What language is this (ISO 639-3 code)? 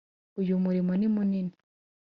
kin